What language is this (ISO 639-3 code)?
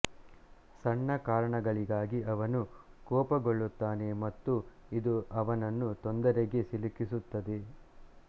kan